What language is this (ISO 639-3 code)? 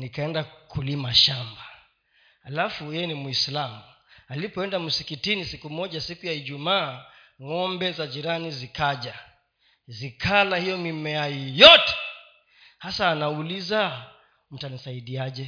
swa